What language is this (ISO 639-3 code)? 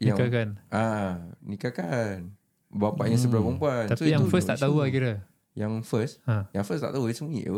msa